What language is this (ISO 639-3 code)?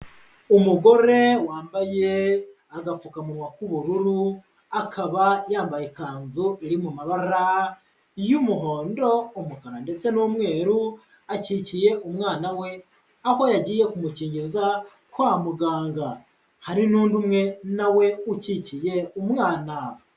kin